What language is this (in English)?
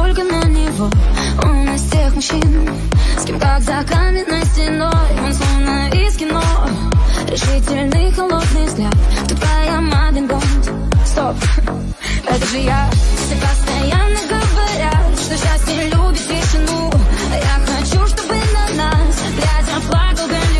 Russian